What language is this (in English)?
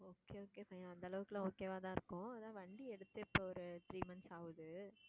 Tamil